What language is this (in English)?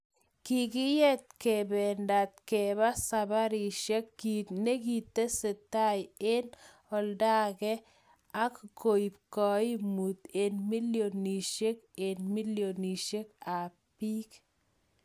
Kalenjin